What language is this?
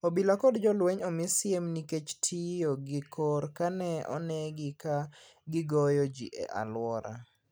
Luo (Kenya and Tanzania)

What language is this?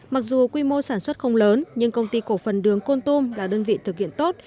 Vietnamese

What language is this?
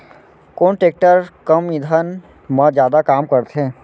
Chhattisgarhi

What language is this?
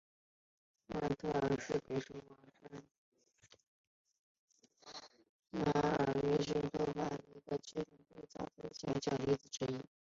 Chinese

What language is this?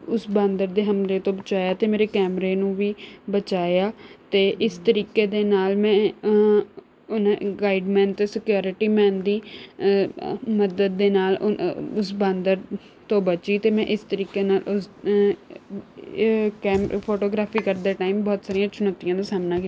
Punjabi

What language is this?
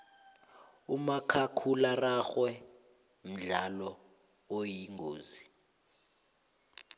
South Ndebele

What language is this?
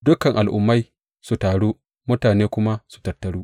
Hausa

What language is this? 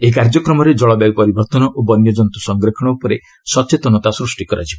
Odia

